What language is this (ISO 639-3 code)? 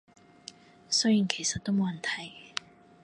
yue